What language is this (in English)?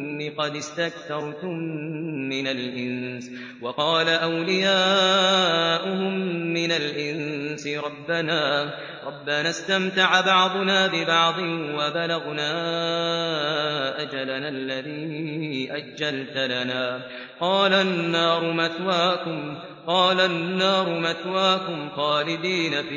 Arabic